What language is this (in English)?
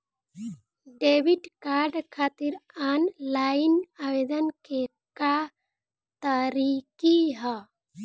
Bhojpuri